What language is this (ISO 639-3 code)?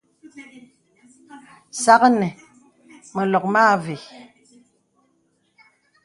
beb